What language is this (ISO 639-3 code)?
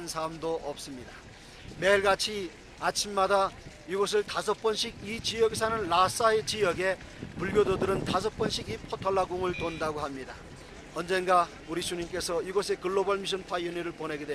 kor